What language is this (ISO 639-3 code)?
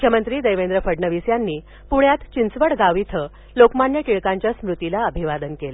mar